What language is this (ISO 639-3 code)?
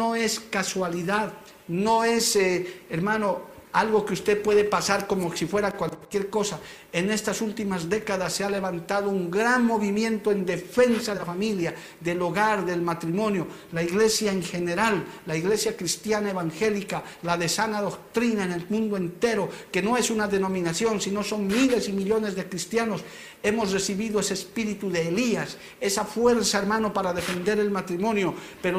spa